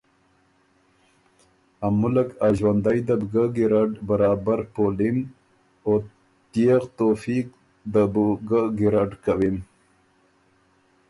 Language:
Ormuri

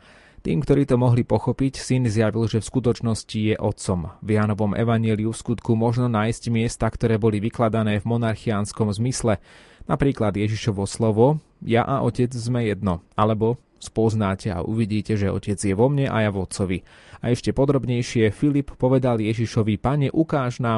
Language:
Slovak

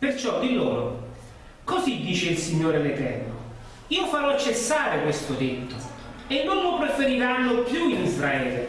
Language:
Italian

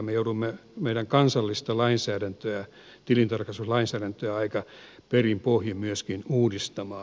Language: Finnish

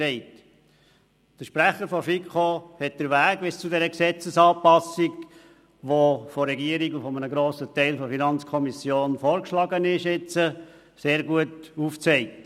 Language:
Swiss German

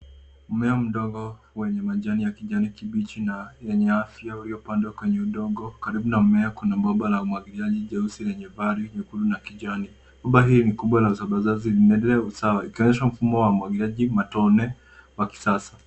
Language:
Swahili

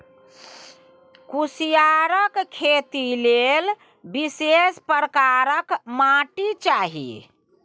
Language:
Maithili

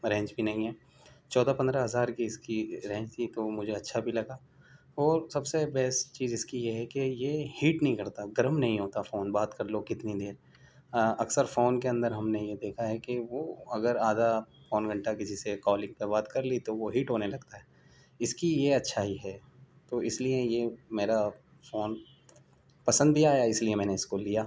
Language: Urdu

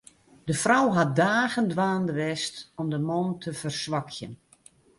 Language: Western Frisian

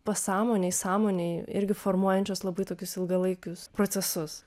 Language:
Lithuanian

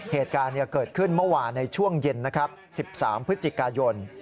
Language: Thai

